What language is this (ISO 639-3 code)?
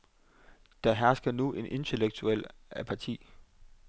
dan